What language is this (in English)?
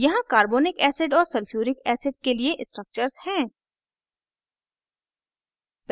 Hindi